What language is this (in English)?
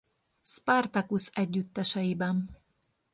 Hungarian